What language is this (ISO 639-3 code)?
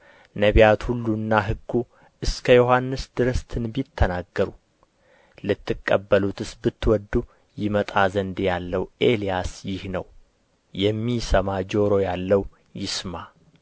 amh